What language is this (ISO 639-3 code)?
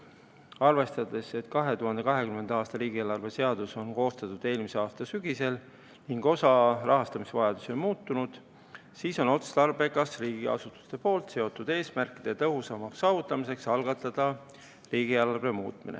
est